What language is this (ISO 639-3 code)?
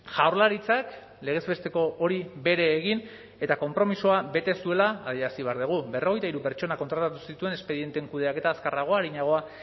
eus